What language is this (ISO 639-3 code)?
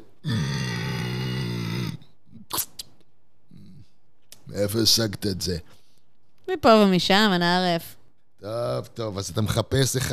heb